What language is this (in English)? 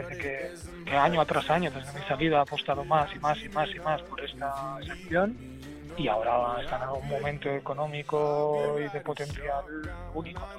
Spanish